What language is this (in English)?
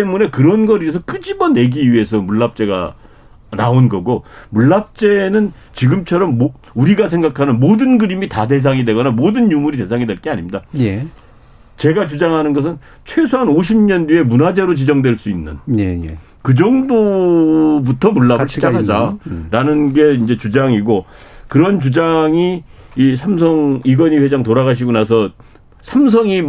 Korean